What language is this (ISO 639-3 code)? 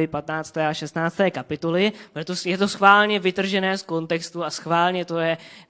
ces